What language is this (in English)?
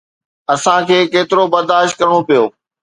Sindhi